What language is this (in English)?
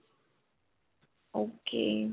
Punjabi